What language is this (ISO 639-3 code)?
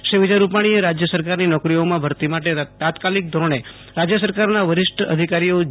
guj